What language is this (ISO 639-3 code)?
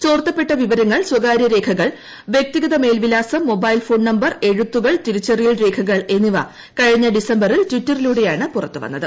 mal